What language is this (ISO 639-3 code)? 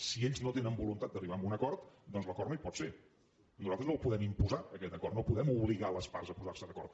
cat